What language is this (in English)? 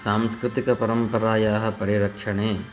Sanskrit